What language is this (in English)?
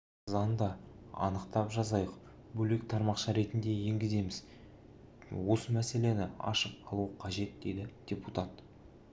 Kazakh